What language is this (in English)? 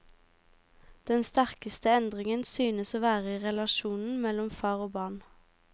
Norwegian